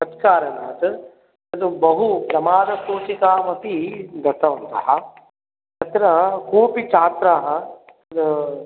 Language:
Sanskrit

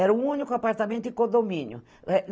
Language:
Portuguese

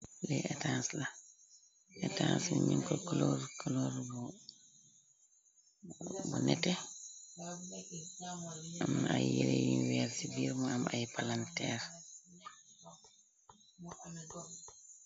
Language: Wolof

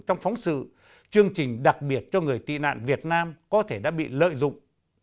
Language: Vietnamese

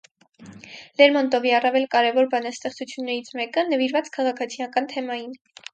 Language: Armenian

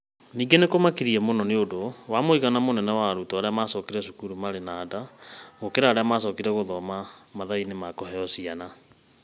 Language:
Kikuyu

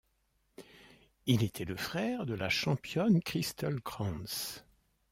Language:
French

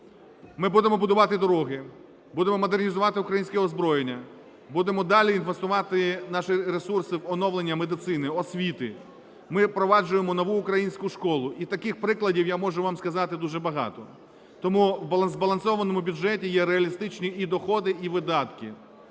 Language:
Ukrainian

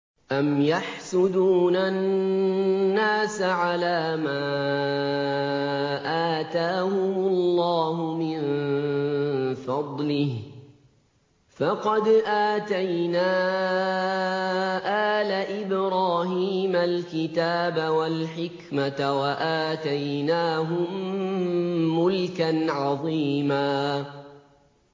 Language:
Arabic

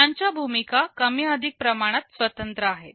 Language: Marathi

